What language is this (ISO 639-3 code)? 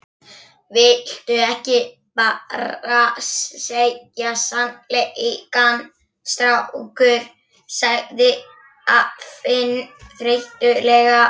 isl